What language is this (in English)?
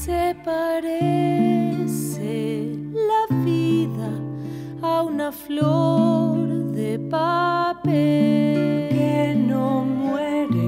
Spanish